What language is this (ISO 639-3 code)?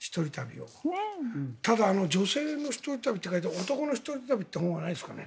jpn